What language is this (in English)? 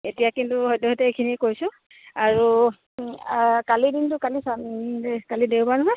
Assamese